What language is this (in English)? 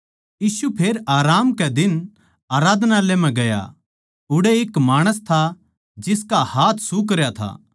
Haryanvi